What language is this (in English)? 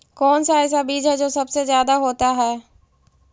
Magahi